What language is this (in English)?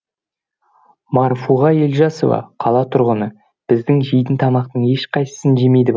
Kazakh